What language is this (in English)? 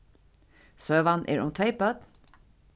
Faroese